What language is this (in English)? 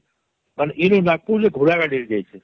Odia